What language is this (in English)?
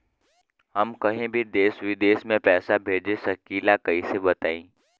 Bhojpuri